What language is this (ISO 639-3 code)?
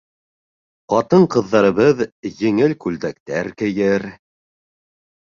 bak